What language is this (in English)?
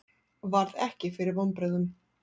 Icelandic